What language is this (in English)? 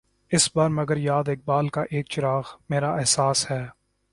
Urdu